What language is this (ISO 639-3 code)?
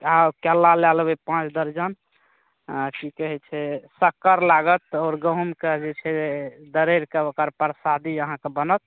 mai